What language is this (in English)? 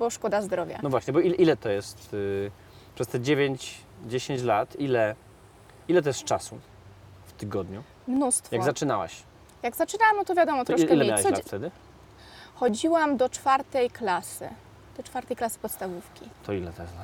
Polish